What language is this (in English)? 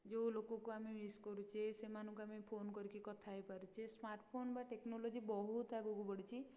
Odia